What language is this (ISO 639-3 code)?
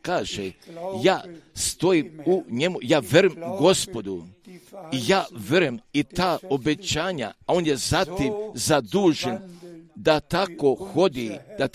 hrv